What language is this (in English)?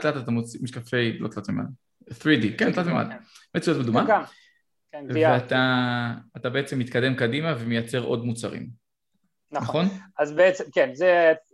Hebrew